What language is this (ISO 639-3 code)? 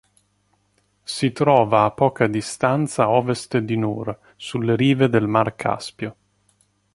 ita